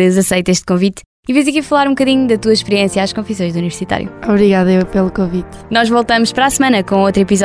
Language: Portuguese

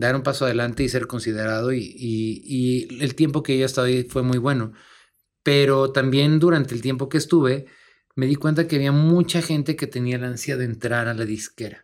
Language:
Spanish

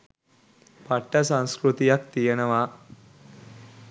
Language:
Sinhala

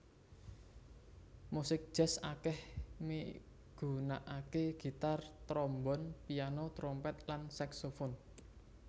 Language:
Javanese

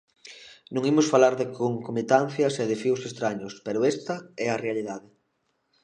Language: Galician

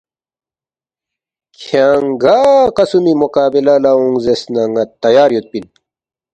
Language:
Balti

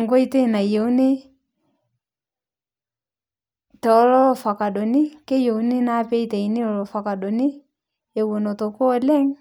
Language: Masai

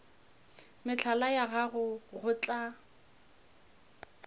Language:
Northern Sotho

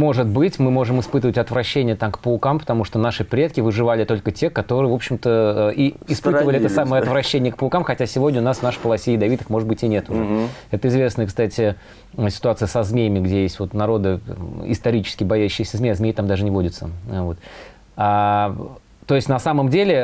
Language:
Russian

